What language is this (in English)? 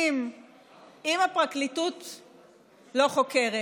Hebrew